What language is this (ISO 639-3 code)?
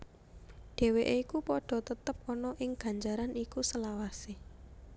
jav